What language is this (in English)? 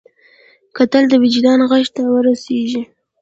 Pashto